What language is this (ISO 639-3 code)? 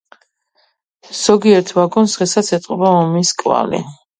kat